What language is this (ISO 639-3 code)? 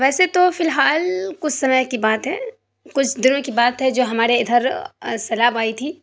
urd